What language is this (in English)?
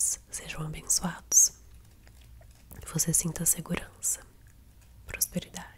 Portuguese